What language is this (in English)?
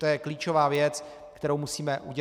Czech